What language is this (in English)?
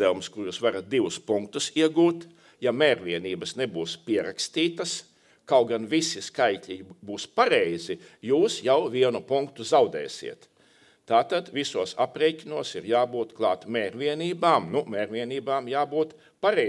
Latvian